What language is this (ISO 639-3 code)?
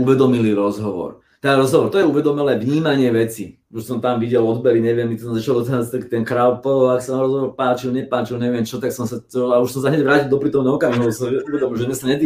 slk